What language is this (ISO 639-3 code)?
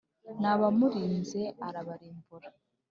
kin